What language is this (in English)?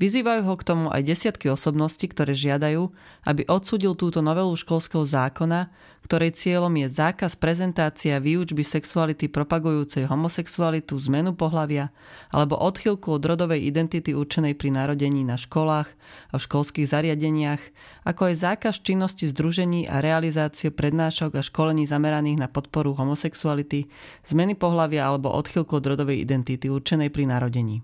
Slovak